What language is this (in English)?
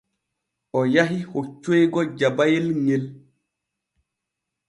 Borgu Fulfulde